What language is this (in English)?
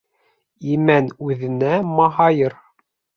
Bashkir